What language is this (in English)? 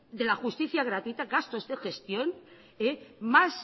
Spanish